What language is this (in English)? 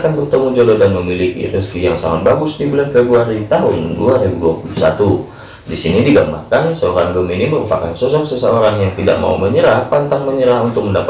Indonesian